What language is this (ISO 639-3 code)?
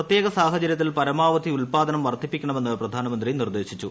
mal